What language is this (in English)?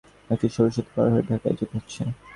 Bangla